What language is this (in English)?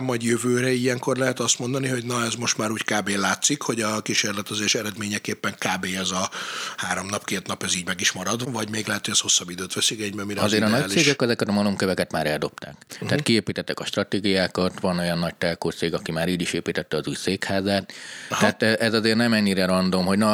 Hungarian